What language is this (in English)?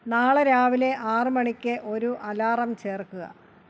Malayalam